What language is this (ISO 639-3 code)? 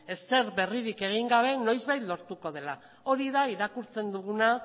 eus